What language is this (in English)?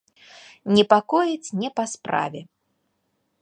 Belarusian